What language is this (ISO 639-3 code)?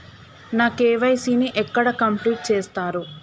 tel